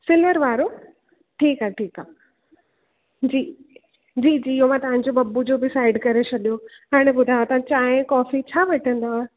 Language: Sindhi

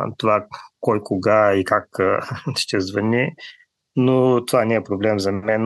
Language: Bulgarian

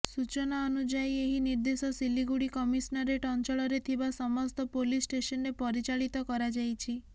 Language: Odia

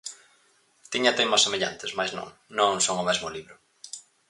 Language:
Galician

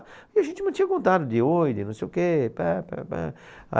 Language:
Portuguese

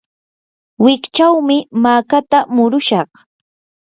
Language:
Yanahuanca Pasco Quechua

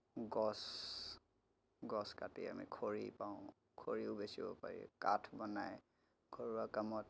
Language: Assamese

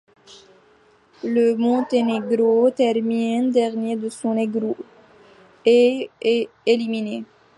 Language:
French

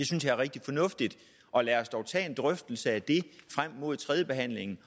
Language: Danish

